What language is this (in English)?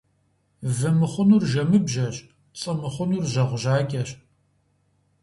Kabardian